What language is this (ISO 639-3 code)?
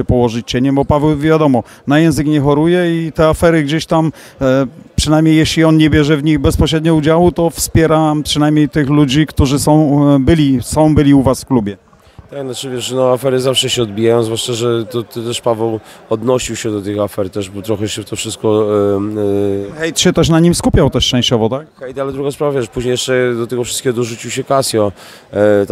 pol